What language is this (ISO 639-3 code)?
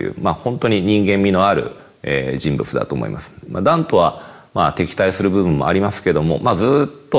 jpn